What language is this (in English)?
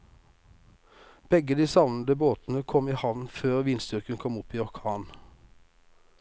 Norwegian